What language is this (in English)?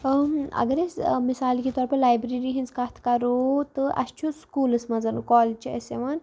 Kashmiri